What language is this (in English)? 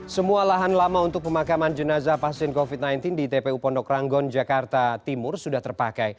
Indonesian